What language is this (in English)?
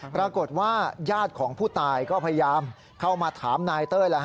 Thai